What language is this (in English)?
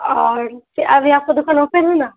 Urdu